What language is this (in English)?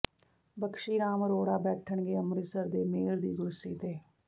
Punjabi